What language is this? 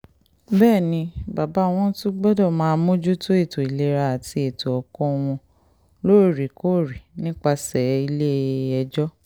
Yoruba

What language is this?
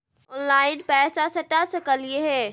Magahi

